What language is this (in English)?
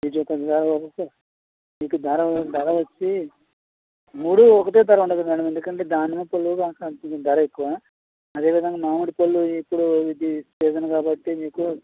Telugu